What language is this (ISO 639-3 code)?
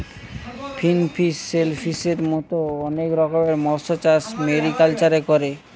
ben